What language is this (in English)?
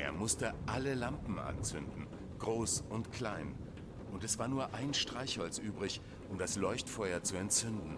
German